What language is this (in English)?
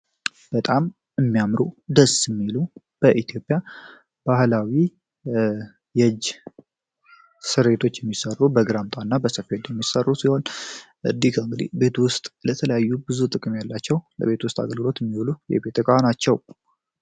Amharic